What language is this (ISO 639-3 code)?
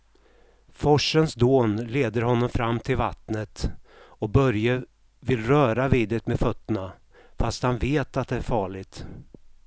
swe